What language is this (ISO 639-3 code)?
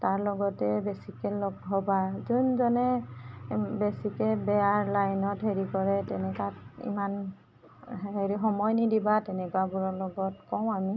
asm